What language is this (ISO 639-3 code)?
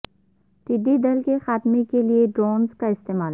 urd